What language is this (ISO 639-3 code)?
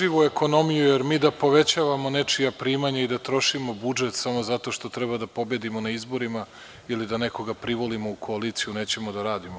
srp